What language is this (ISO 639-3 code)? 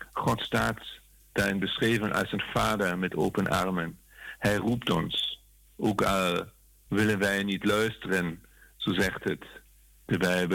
nld